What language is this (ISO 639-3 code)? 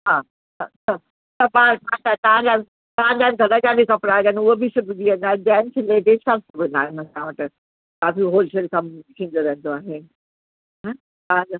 snd